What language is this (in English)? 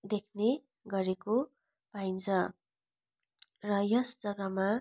Nepali